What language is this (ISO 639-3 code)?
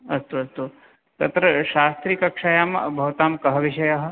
san